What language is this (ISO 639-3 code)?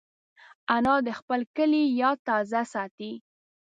pus